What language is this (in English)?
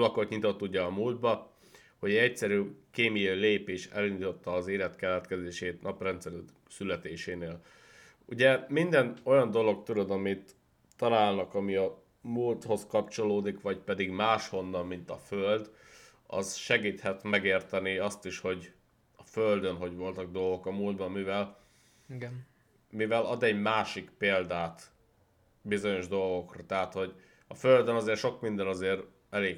Hungarian